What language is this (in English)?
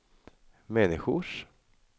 Swedish